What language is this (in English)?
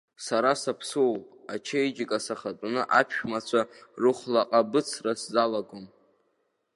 Abkhazian